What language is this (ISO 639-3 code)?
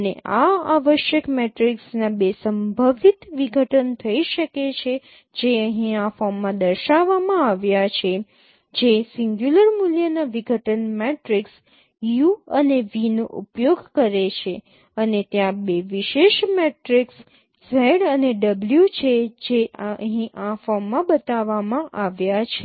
guj